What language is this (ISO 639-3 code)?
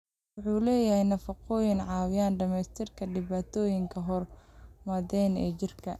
som